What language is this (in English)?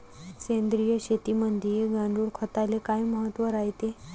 Marathi